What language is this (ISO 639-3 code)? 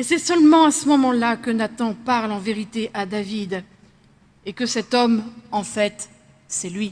fra